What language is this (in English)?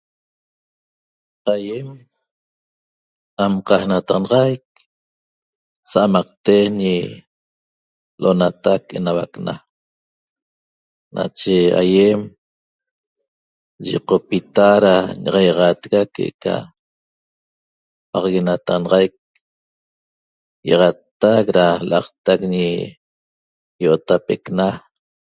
Toba